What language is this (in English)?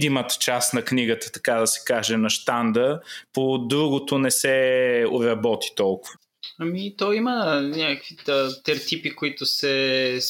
Bulgarian